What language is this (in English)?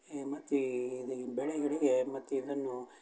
Kannada